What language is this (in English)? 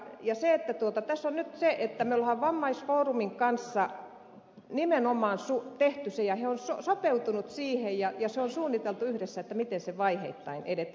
Finnish